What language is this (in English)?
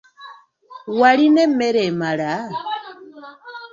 Ganda